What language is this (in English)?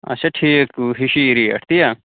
Kashmiri